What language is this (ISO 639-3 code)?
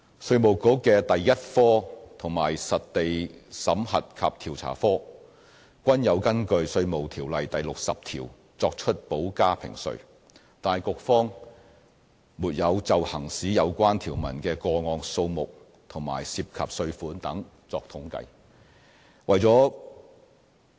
yue